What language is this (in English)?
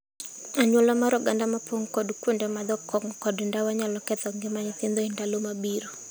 Luo (Kenya and Tanzania)